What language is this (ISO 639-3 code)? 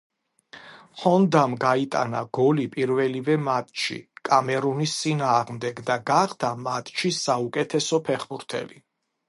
kat